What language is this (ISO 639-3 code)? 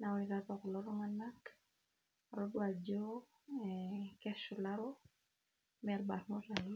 mas